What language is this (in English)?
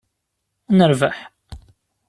Kabyle